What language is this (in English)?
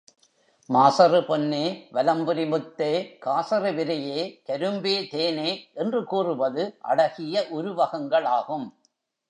Tamil